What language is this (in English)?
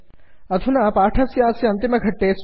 Sanskrit